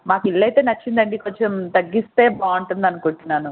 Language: Telugu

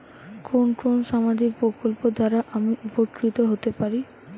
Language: Bangla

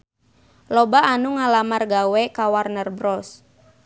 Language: Sundanese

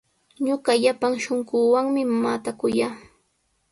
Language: Sihuas Ancash Quechua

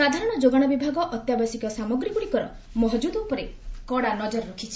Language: Odia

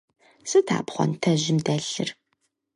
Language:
Kabardian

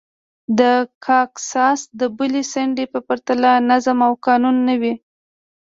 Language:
Pashto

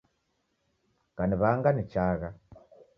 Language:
Taita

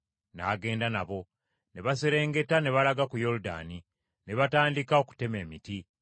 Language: Ganda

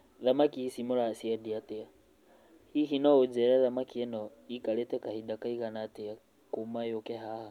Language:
Kikuyu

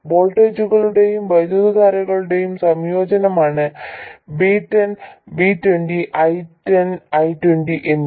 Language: Malayalam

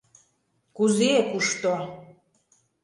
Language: Mari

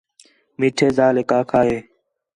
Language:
Khetrani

